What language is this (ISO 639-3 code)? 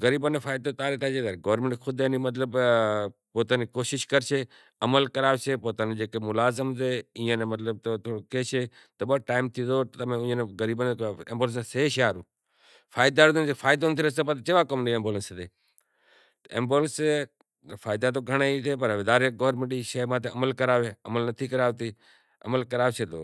gjk